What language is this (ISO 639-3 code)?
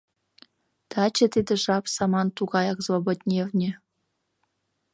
chm